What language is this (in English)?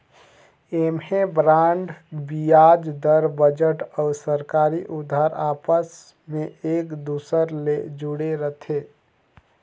Chhattisgarhi